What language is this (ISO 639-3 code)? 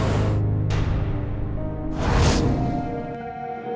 ind